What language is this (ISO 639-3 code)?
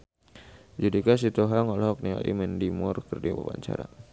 sun